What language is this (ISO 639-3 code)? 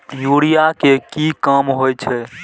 mai